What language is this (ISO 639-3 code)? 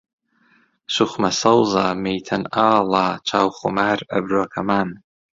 ckb